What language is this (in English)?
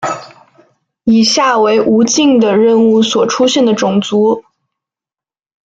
Chinese